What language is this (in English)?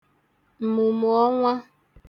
Igbo